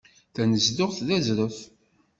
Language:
Kabyle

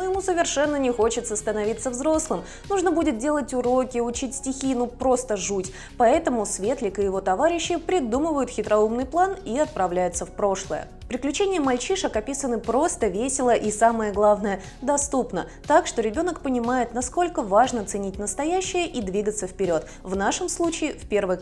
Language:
Russian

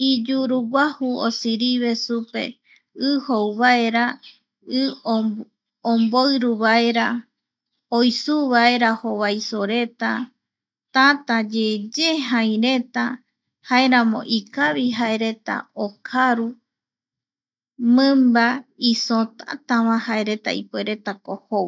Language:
Eastern Bolivian Guaraní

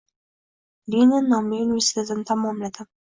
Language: Uzbek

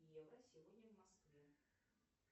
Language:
Russian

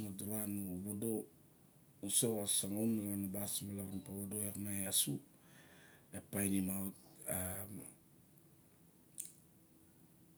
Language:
Barok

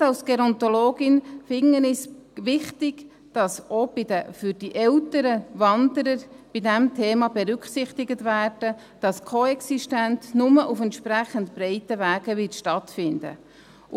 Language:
Swiss German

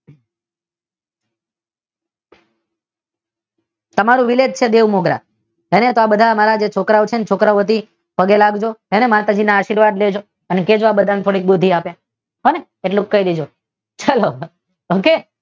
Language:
Gujarati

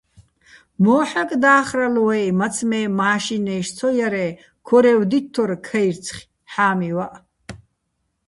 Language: Bats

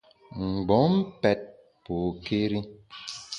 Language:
Bamun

